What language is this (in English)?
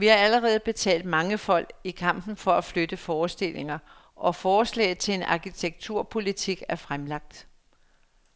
Danish